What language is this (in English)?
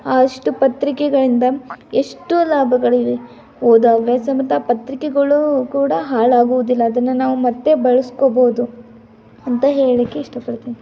Kannada